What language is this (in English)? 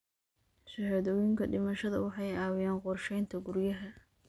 Somali